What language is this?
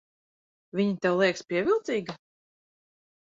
Latvian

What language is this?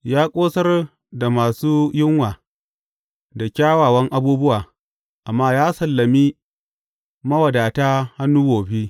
Hausa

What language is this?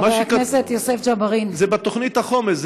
Hebrew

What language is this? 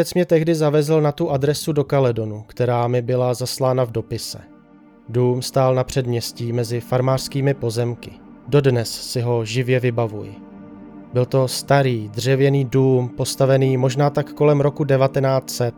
Czech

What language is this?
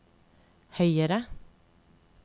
Norwegian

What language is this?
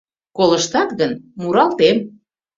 Mari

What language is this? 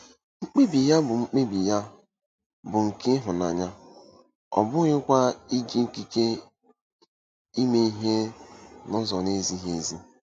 Igbo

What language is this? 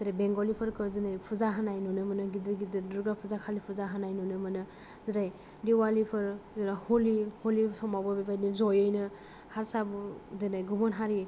Bodo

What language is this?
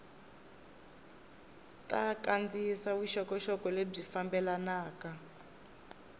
Tsonga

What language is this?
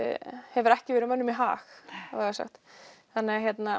Icelandic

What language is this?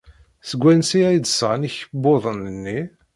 Kabyle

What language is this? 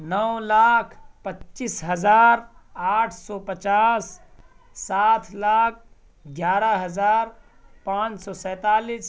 Urdu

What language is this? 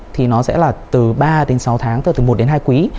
Vietnamese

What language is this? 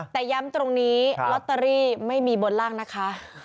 Thai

